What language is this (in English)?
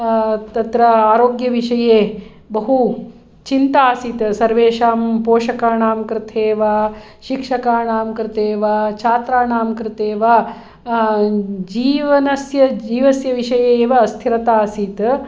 Sanskrit